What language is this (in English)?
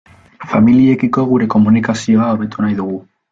Basque